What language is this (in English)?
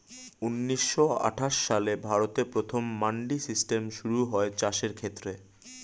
Bangla